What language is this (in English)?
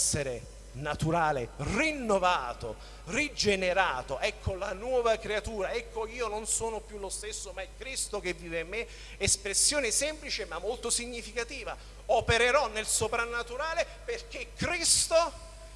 Italian